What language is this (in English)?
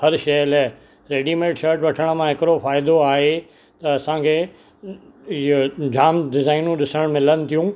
Sindhi